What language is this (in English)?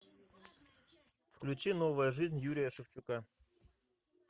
Russian